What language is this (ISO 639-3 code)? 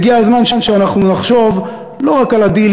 heb